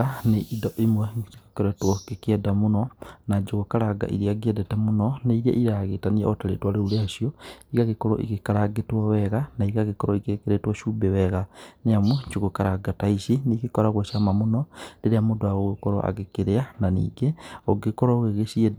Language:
Kikuyu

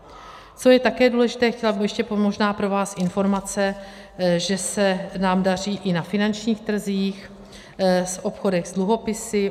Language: Czech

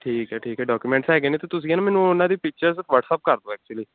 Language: Punjabi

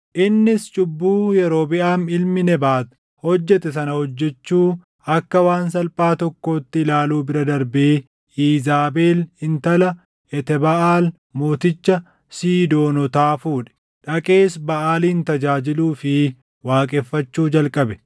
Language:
Oromo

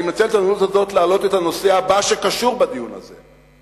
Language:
Hebrew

